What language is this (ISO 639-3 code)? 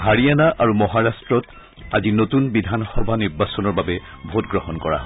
asm